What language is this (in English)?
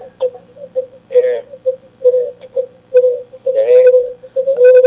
Fula